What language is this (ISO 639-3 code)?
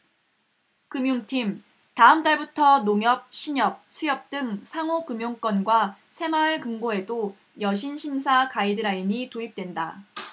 kor